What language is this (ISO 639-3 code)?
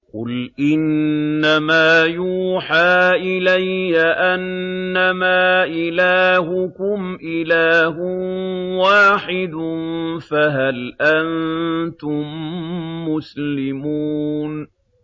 ara